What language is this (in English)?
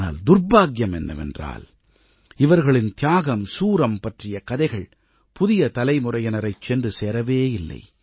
Tamil